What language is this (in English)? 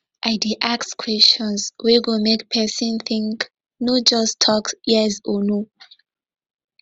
Nigerian Pidgin